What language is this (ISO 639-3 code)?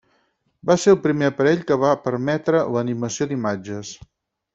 cat